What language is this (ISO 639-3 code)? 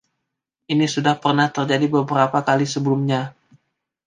ind